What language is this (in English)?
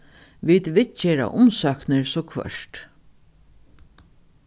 Faroese